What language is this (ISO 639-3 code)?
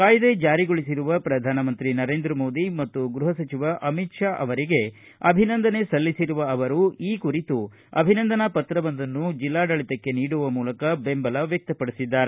kan